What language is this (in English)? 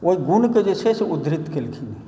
Maithili